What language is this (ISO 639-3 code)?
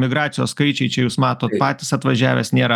lit